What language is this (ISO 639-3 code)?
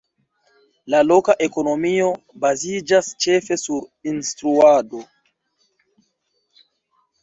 epo